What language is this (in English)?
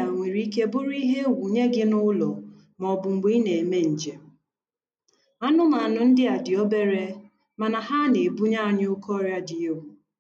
Igbo